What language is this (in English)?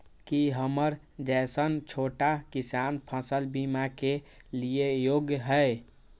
Maithili